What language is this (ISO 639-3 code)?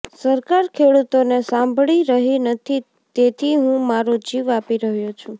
guj